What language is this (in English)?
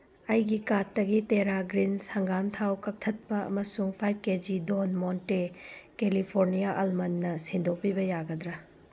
Manipuri